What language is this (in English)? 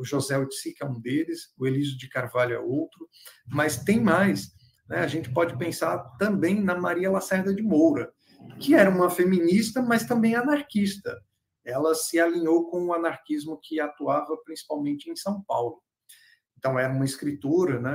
Portuguese